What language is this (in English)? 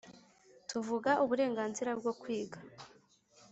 Kinyarwanda